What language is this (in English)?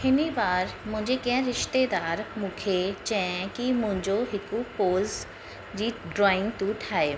Sindhi